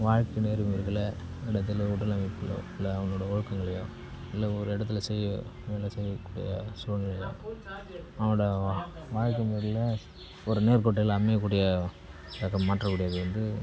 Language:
Tamil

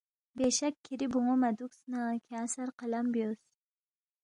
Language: Balti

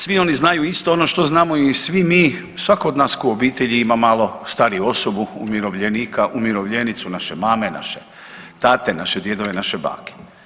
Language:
Croatian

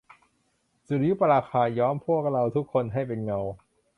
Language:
Thai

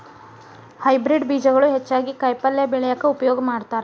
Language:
Kannada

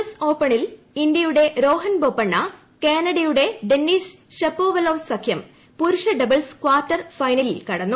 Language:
Malayalam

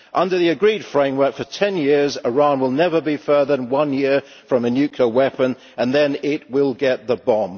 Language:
English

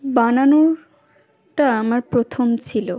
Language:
Bangla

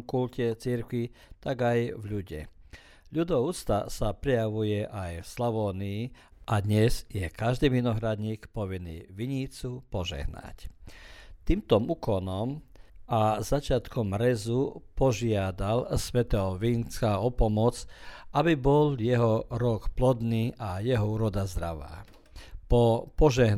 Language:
Croatian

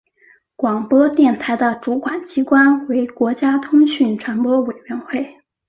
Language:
Chinese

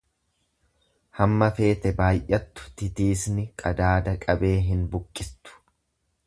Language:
Oromo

